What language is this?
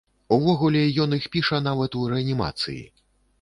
Belarusian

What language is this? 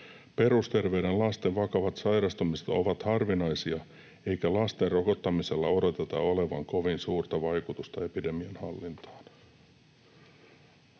Finnish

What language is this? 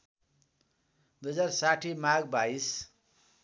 Nepali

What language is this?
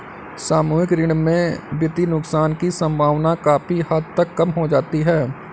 Hindi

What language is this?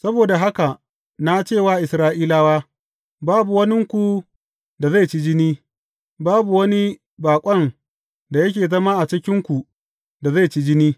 Hausa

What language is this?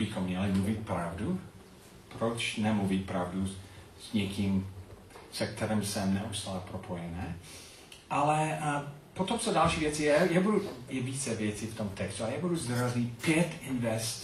Czech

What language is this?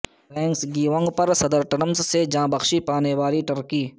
Urdu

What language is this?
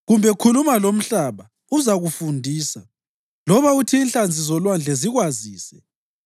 North Ndebele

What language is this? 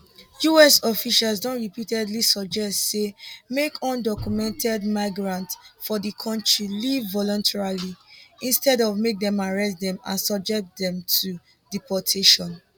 Nigerian Pidgin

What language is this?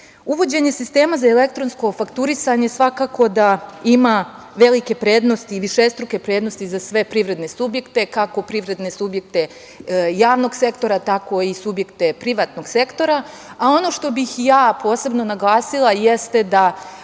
Serbian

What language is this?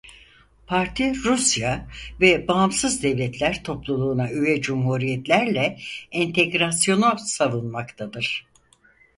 Turkish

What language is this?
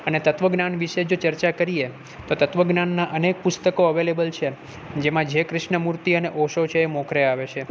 Gujarati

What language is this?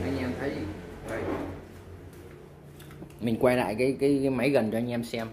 Vietnamese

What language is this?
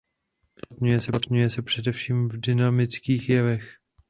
Czech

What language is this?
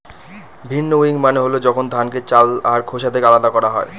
Bangla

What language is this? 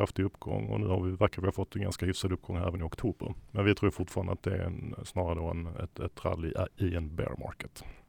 Swedish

